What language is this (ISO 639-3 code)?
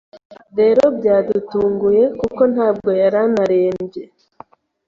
kin